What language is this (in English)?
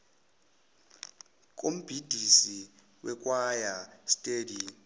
Zulu